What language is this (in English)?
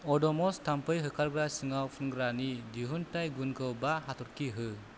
Bodo